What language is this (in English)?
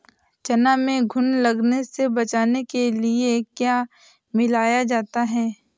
Hindi